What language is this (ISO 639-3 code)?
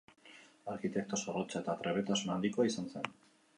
eus